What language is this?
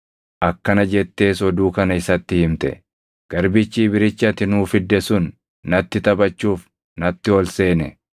Oromo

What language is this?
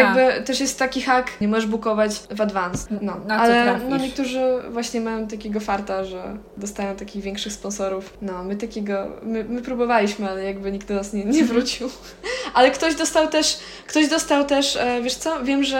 Polish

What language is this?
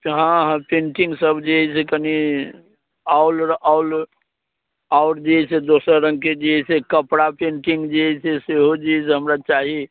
Maithili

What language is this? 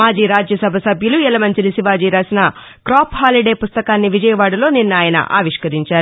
Telugu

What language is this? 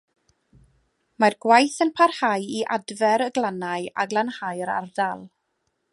Welsh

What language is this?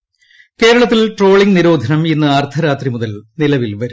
Malayalam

